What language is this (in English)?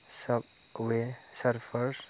Bodo